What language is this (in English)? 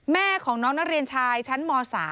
Thai